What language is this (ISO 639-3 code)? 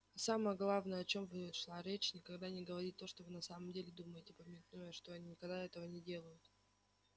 rus